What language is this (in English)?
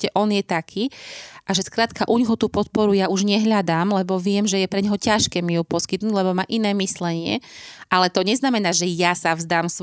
Slovak